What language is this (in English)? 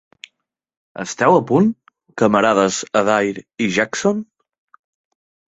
Catalan